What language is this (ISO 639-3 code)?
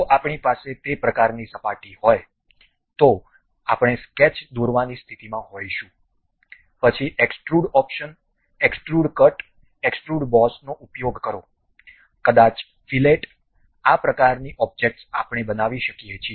guj